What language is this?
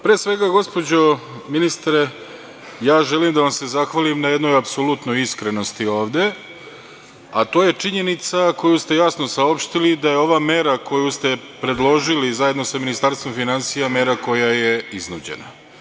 Serbian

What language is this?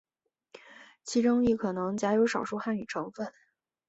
Chinese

